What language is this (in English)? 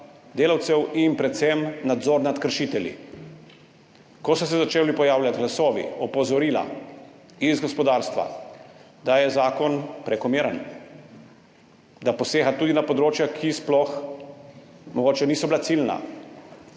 Slovenian